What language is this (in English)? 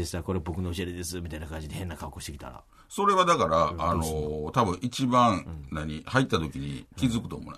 Japanese